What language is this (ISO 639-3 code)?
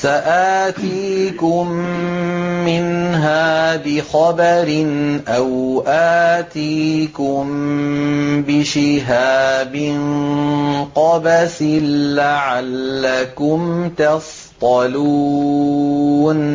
ara